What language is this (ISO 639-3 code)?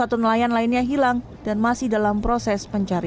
ind